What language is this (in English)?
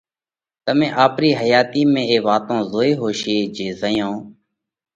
Parkari Koli